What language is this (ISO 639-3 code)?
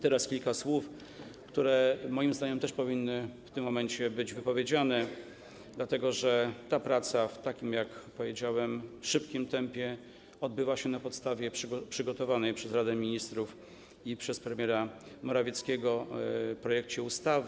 pol